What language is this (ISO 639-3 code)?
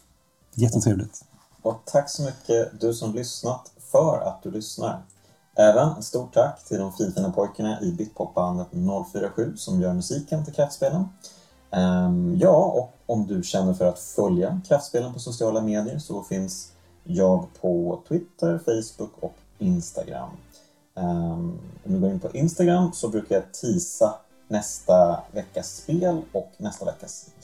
swe